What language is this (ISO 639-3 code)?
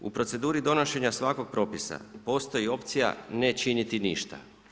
hrv